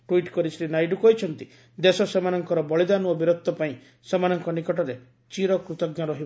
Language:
Odia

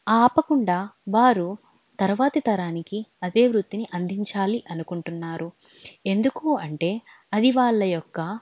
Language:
Telugu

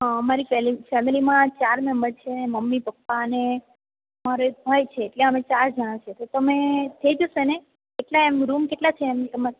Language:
Gujarati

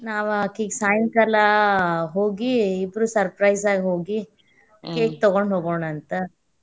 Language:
Kannada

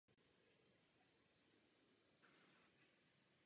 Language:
Czech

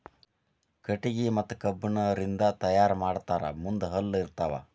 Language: Kannada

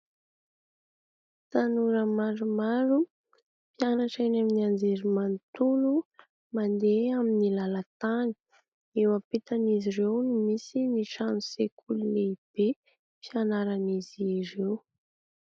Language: Malagasy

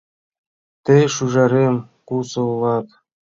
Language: Mari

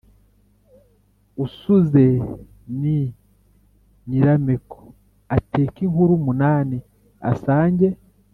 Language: Kinyarwanda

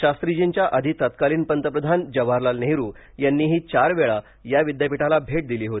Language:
Marathi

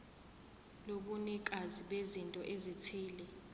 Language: Zulu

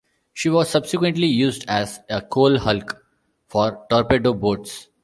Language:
English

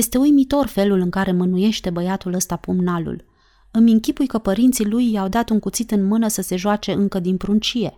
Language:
Romanian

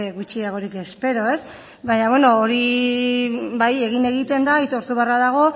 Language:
Basque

